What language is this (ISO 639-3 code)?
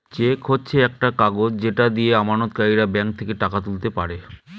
ben